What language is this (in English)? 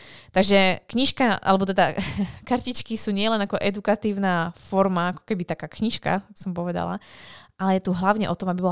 Slovak